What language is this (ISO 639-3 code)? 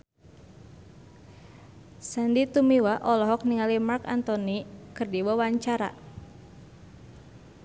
sun